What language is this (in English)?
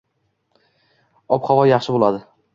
Uzbek